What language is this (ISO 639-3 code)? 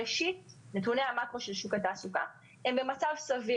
heb